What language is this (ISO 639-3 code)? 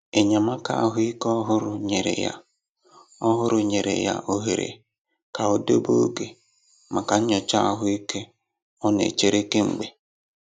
ibo